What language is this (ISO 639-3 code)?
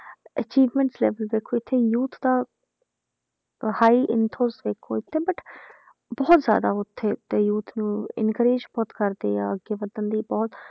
pan